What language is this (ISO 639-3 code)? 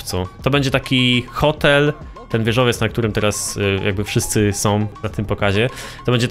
pol